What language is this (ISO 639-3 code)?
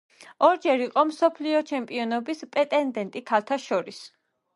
kat